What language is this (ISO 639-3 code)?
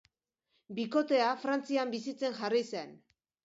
eus